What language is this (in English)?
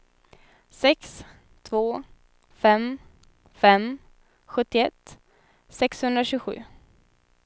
Swedish